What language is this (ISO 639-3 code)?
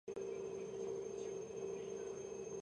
kat